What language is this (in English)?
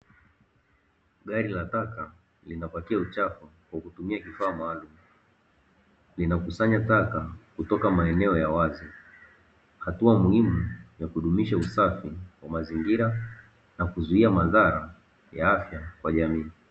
Swahili